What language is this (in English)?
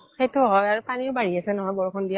Assamese